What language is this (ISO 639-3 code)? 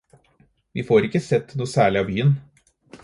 nob